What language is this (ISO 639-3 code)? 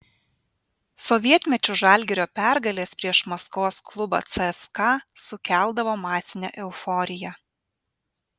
lit